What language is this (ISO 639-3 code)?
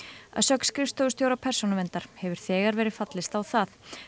isl